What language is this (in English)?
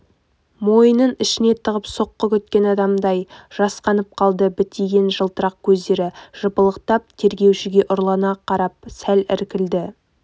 Kazakh